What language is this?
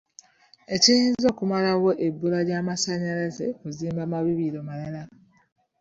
Ganda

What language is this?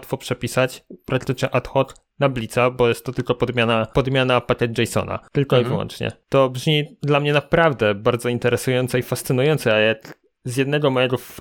Polish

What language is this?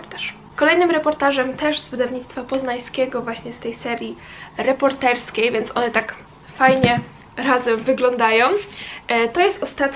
Polish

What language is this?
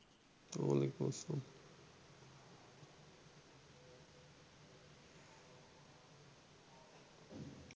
Bangla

